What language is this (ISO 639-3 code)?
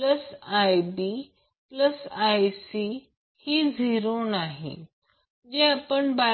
mar